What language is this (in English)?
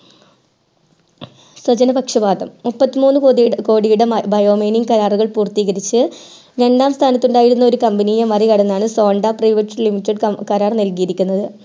Malayalam